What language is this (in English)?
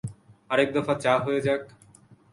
Bangla